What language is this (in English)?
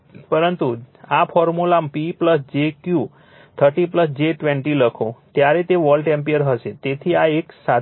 Gujarati